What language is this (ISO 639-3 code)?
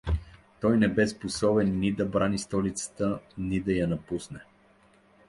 bul